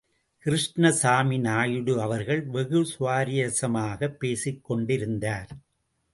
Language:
Tamil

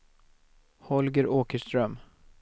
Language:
Swedish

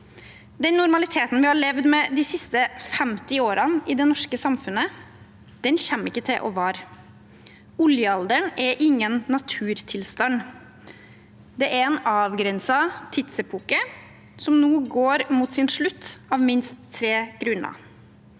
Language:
Norwegian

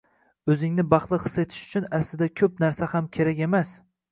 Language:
Uzbek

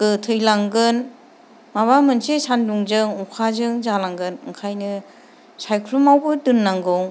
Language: Bodo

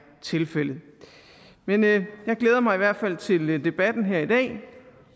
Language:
Danish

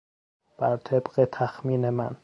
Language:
Persian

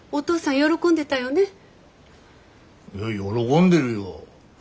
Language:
Japanese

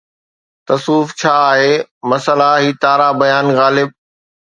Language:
Sindhi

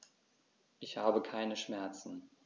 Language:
German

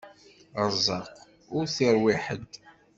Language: Kabyle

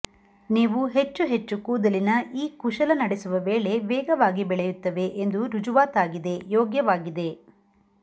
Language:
Kannada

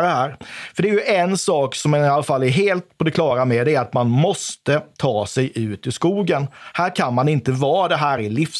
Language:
Swedish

